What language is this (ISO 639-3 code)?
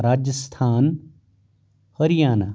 kas